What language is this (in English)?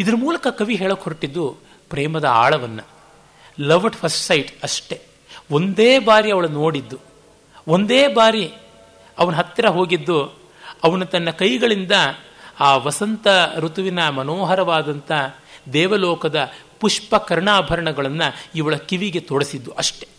Kannada